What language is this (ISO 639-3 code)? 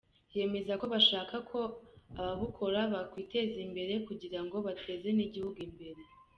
kin